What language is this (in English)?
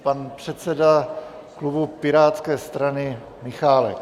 Czech